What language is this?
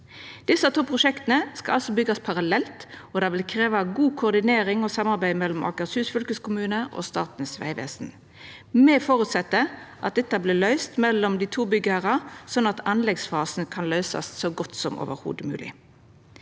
Norwegian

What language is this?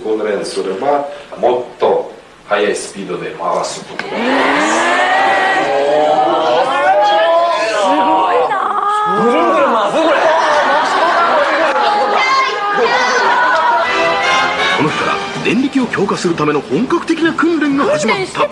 Japanese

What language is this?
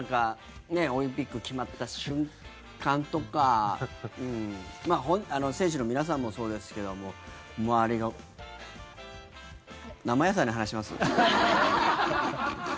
Japanese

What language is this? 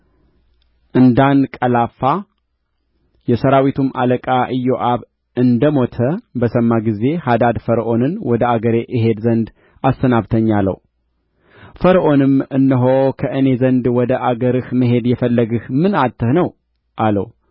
Amharic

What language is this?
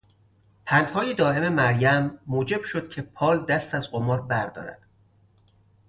Persian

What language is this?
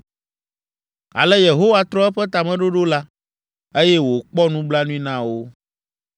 Ewe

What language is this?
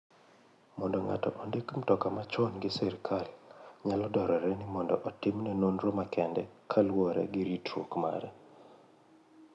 Luo (Kenya and Tanzania)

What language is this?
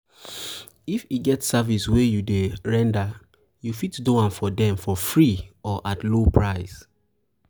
Nigerian Pidgin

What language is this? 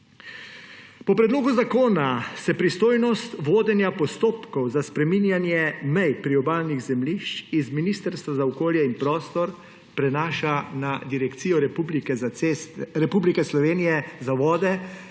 Slovenian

